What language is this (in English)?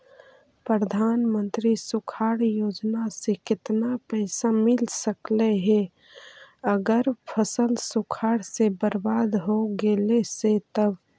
Magahi